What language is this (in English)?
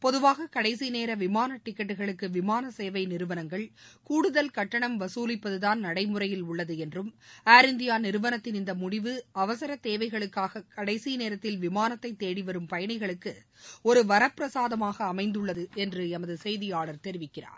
Tamil